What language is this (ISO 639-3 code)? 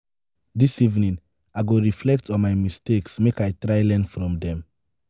pcm